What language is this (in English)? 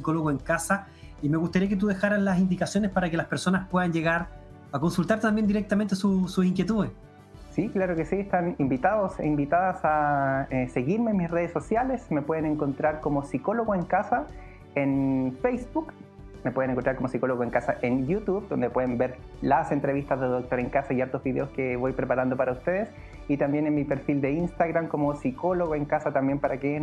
Spanish